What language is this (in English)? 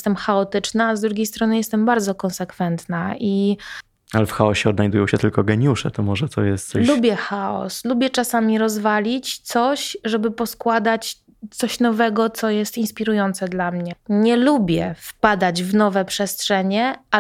Polish